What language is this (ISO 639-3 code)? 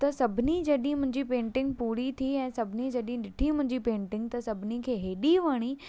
snd